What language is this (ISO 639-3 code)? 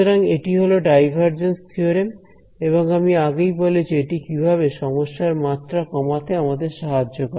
ben